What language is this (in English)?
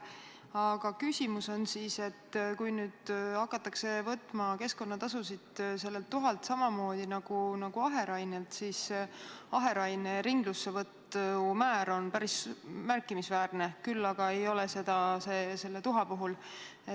Estonian